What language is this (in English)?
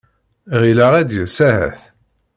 Kabyle